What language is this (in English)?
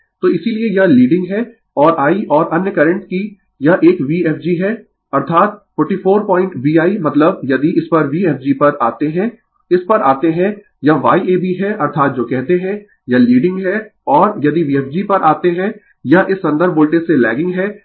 Hindi